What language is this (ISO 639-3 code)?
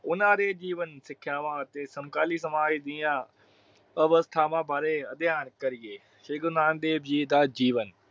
pan